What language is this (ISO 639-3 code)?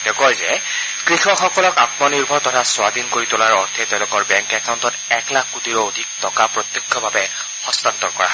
asm